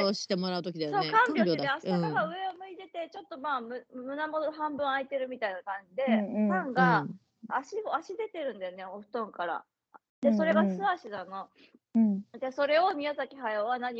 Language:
Japanese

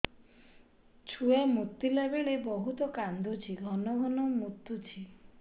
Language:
Odia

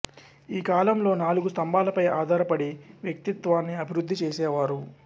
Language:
Telugu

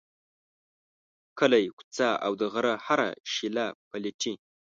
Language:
Pashto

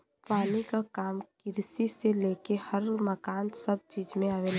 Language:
Bhojpuri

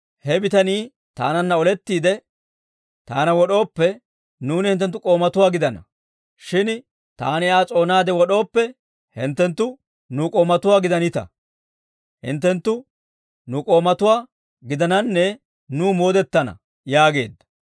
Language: Dawro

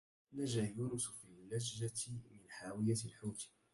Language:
Arabic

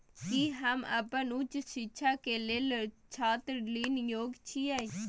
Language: Maithili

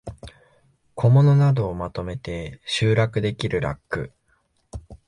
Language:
Japanese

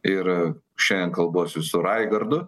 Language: Lithuanian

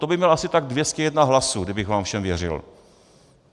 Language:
Czech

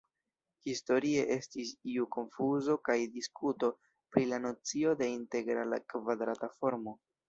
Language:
Esperanto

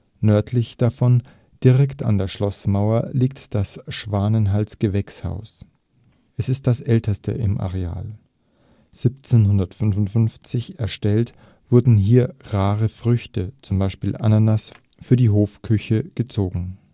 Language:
German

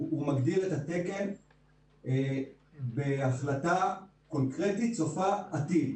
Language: Hebrew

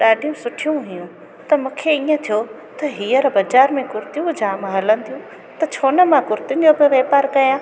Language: Sindhi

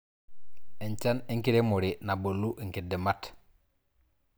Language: Masai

